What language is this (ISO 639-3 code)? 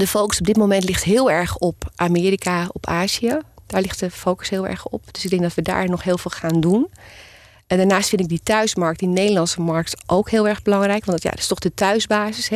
nld